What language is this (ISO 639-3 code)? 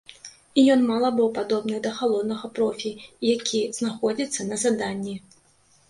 bel